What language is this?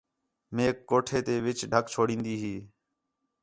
Khetrani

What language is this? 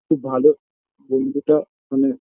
Bangla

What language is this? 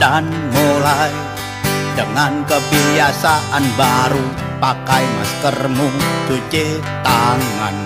Indonesian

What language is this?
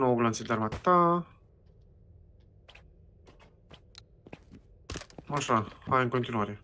Romanian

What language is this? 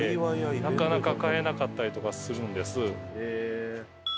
Japanese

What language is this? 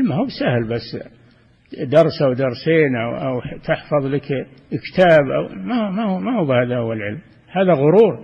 Arabic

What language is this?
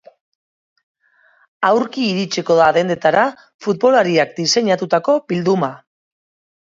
Basque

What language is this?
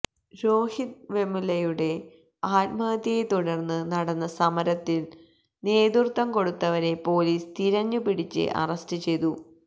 Malayalam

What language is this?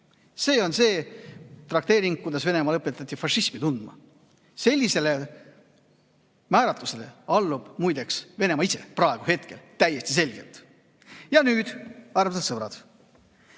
Estonian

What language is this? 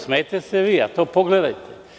Serbian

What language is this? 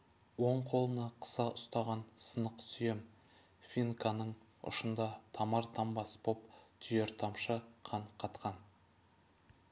Kazakh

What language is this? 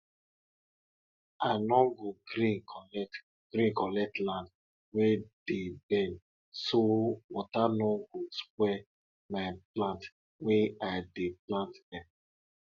Nigerian Pidgin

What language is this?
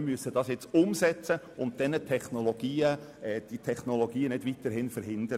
Swiss German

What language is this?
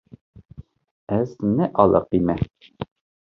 Kurdish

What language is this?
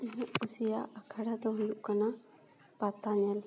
Santali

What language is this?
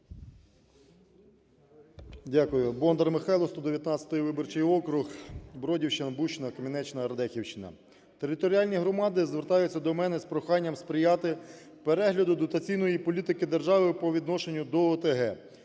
Ukrainian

